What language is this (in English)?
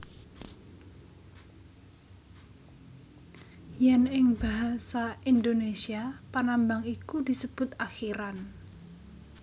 Javanese